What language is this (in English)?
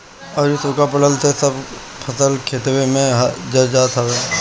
Bhojpuri